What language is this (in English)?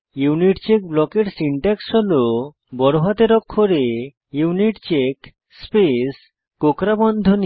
Bangla